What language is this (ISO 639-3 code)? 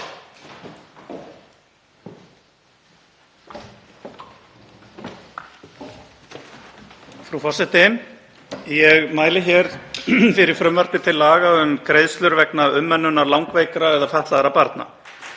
isl